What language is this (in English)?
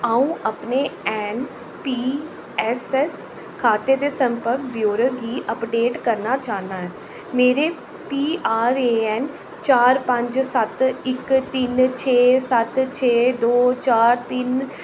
Dogri